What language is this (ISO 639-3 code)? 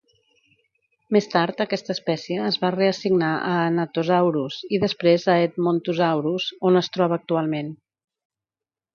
cat